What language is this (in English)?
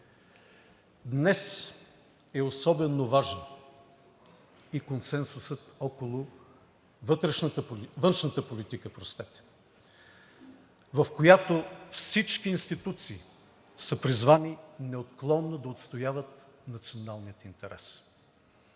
Bulgarian